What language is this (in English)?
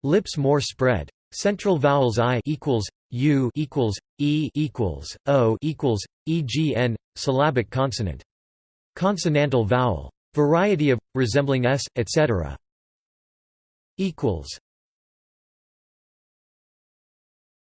English